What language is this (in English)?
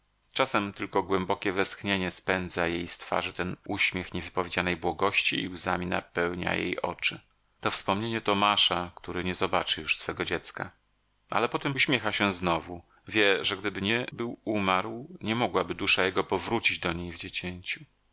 Polish